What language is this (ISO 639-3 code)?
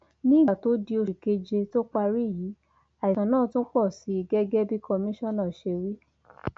yor